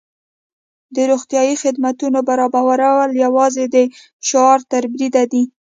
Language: Pashto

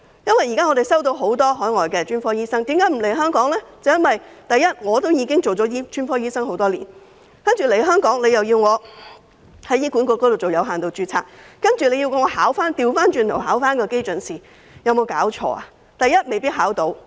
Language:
Cantonese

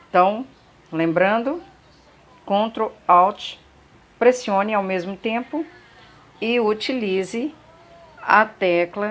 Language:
Portuguese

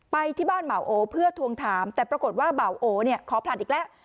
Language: Thai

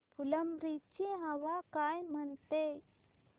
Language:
Marathi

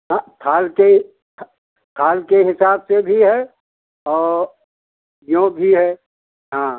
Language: Hindi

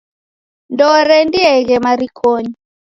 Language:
Taita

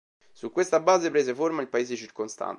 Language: Italian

